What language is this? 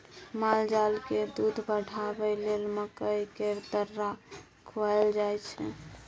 Maithili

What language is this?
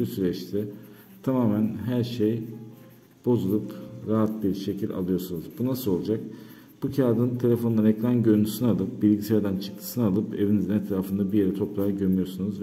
Turkish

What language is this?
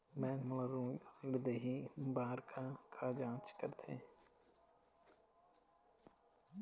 Chhattisgarhi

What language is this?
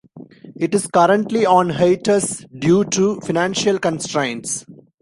English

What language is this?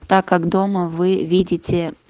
Russian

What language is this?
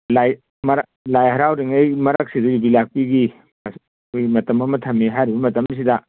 Manipuri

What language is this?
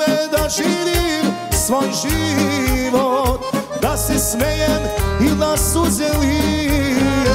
Romanian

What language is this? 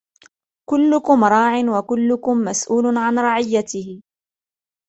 Arabic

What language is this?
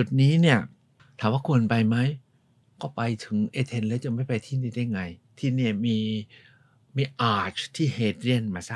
Thai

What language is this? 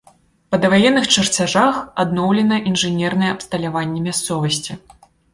Belarusian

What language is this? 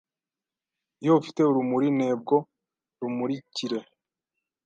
Kinyarwanda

